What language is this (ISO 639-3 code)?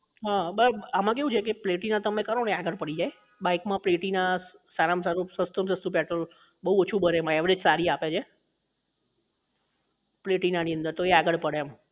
guj